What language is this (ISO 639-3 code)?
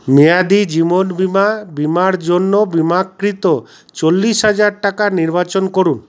ben